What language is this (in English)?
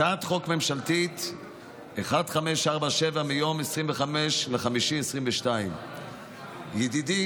Hebrew